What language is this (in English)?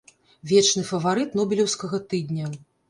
Belarusian